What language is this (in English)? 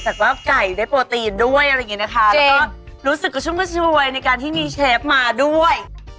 Thai